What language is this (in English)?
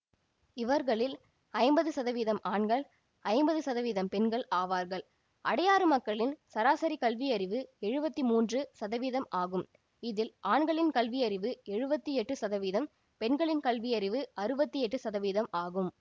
Tamil